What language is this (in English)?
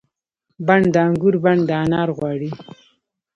Pashto